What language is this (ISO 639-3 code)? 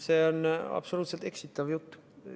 est